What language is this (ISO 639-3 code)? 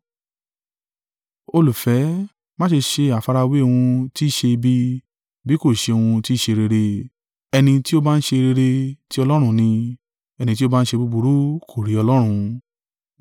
yor